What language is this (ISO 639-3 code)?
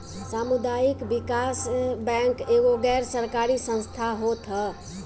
bho